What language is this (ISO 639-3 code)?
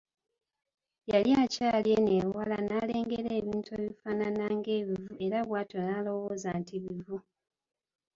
lug